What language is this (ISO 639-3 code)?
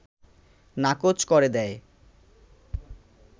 ben